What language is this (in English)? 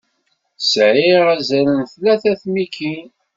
Kabyle